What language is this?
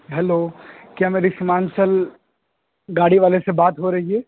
Urdu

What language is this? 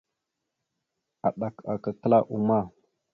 Mada (Cameroon)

